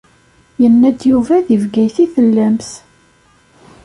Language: Kabyle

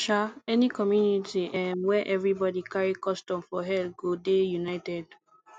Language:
Nigerian Pidgin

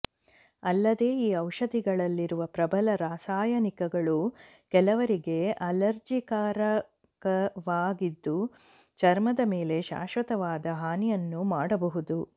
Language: Kannada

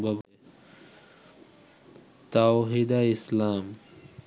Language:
Bangla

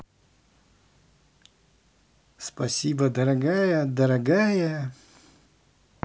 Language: Russian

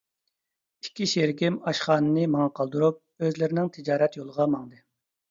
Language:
Uyghur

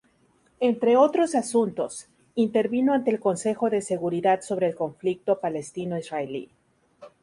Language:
Spanish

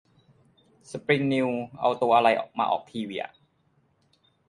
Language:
Thai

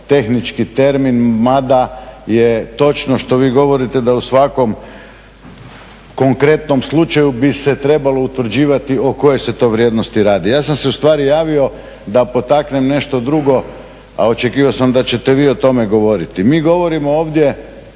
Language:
Croatian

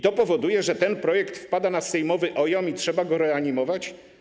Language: Polish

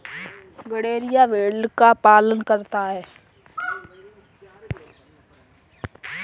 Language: Hindi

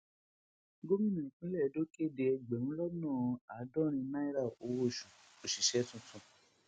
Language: Yoruba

